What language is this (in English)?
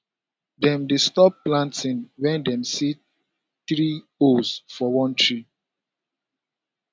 Nigerian Pidgin